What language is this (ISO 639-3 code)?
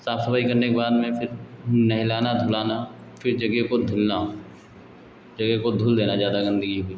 hin